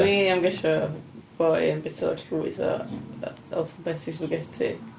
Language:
Welsh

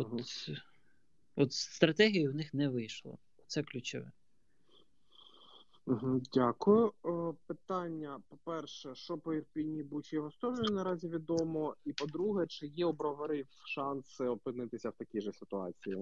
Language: Ukrainian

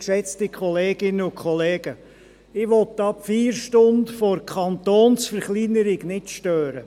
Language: Swiss German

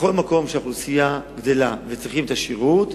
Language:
Hebrew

